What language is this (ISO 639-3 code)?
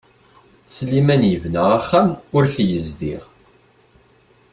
kab